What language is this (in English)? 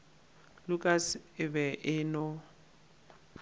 Northern Sotho